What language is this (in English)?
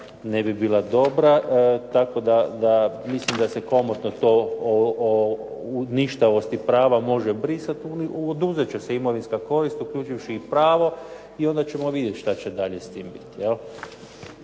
Croatian